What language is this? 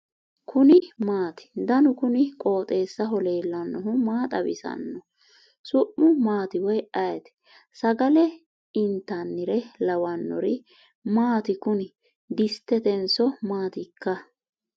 Sidamo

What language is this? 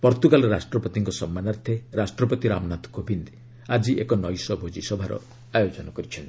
Odia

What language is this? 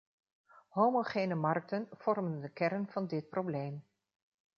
Dutch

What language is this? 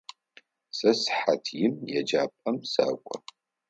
Adyghe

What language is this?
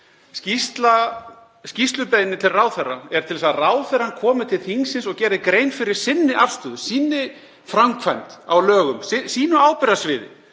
Icelandic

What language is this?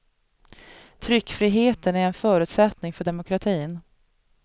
Swedish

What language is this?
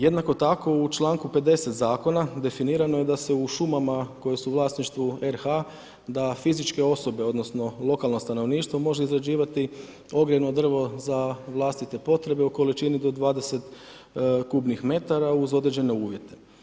Croatian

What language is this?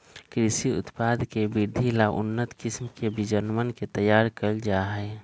Magahi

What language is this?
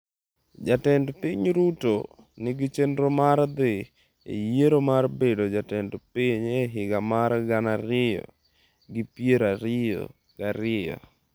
Luo (Kenya and Tanzania)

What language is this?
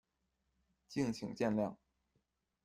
Chinese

